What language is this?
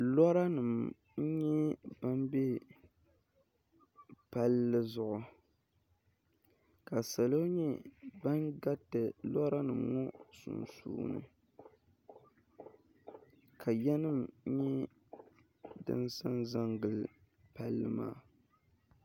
Dagbani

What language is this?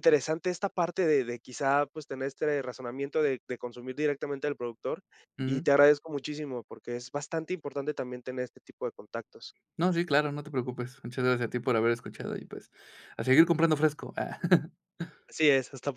Spanish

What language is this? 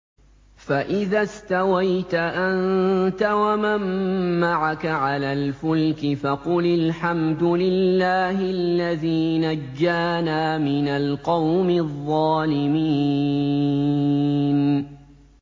Arabic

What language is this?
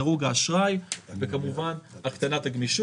Hebrew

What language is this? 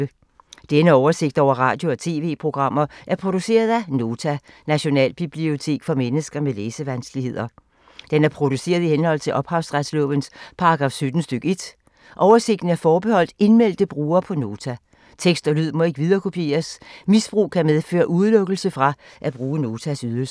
Danish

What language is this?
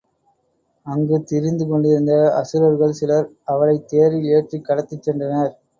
Tamil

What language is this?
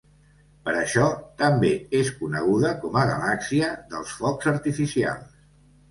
Catalan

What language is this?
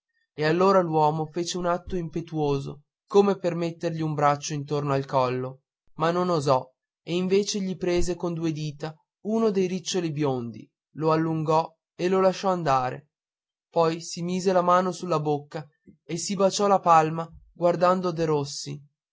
Italian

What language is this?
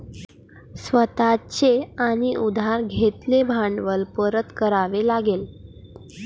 Marathi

